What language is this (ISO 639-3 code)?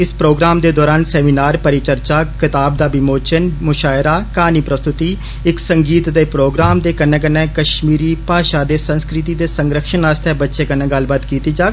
doi